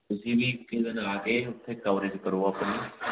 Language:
Punjabi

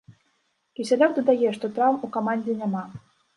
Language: Belarusian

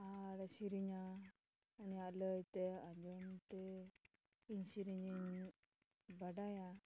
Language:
Santali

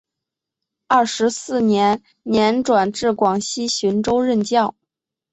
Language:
Chinese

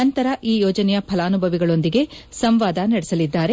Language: Kannada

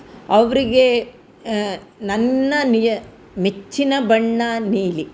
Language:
Kannada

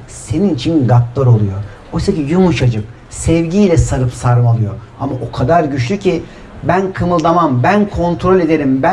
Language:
Turkish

